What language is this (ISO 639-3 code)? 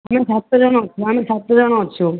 ori